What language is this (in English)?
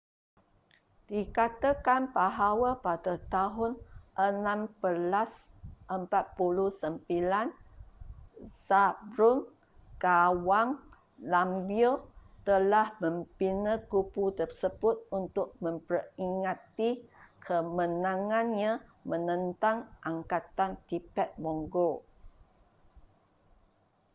Malay